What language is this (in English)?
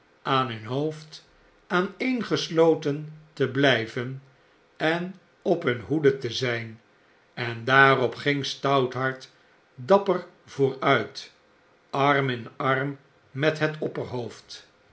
Dutch